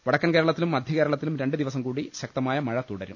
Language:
Malayalam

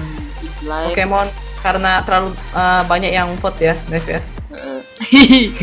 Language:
Indonesian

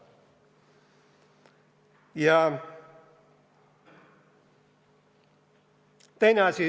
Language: Estonian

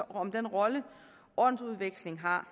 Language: Danish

